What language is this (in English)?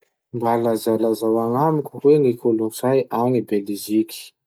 Masikoro Malagasy